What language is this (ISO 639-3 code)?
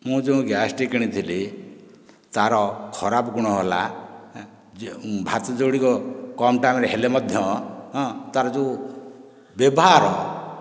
ori